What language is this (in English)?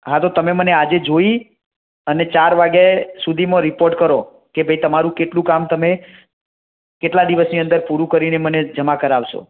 Gujarati